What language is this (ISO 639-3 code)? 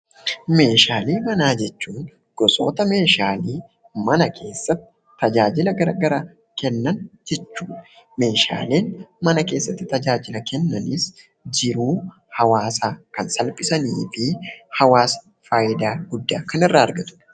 orm